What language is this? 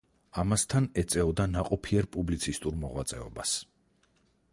Georgian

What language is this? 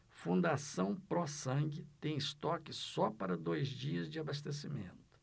Portuguese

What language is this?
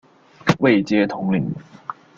Chinese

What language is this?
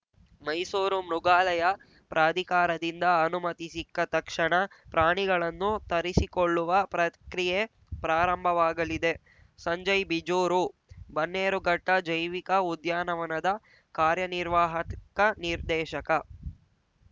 Kannada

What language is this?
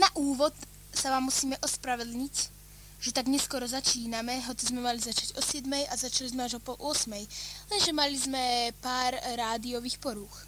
Slovak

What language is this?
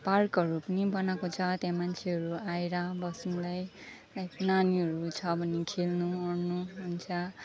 Nepali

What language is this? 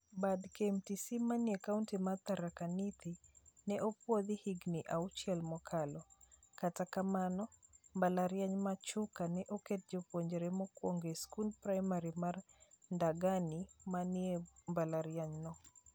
Luo (Kenya and Tanzania)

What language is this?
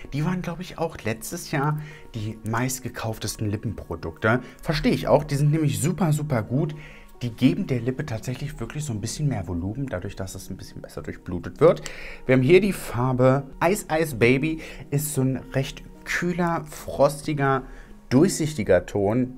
German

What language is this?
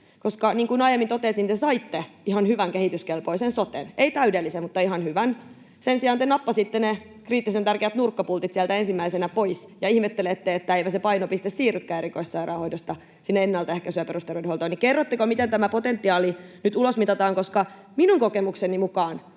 Finnish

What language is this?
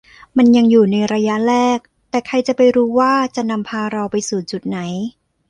Thai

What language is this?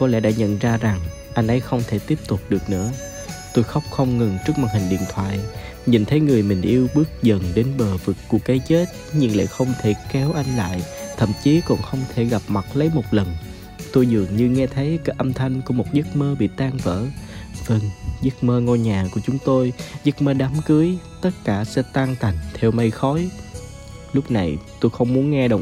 Vietnamese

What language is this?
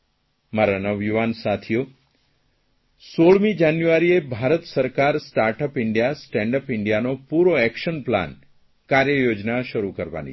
Gujarati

